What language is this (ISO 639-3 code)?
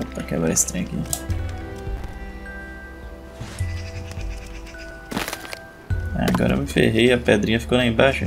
por